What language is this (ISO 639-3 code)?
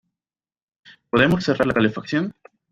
spa